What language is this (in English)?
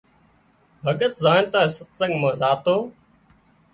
Wadiyara Koli